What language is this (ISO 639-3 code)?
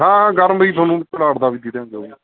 pan